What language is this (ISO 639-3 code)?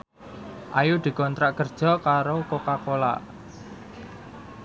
jav